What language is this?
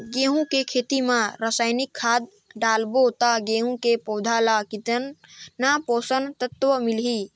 Chhattisgarhi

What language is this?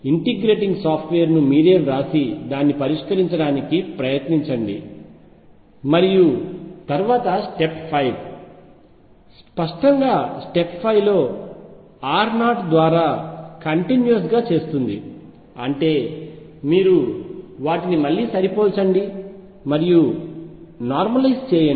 Telugu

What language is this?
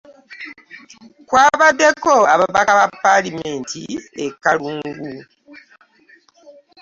Ganda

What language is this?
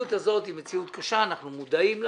Hebrew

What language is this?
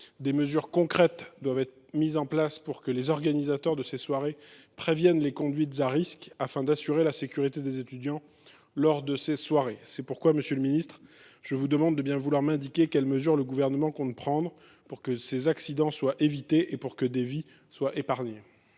French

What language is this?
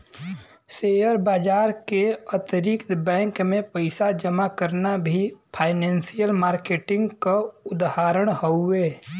Bhojpuri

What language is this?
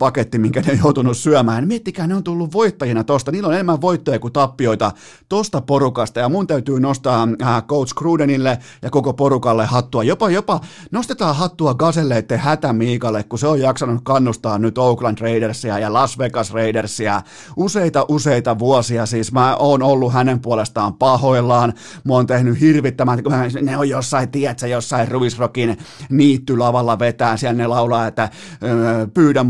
Finnish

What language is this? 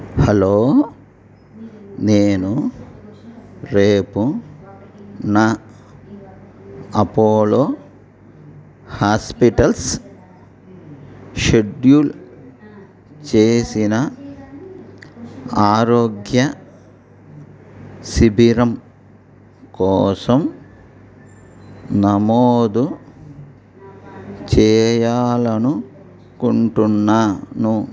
Telugu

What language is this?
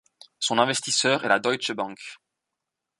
French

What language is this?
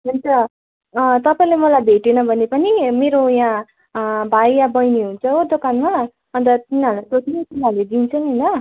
Nepali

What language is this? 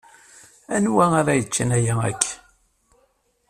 Kabyle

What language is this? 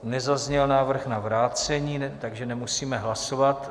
Czech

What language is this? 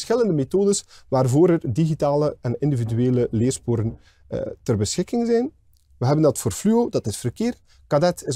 Dutch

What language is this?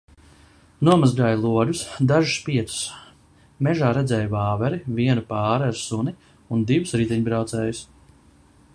Latvian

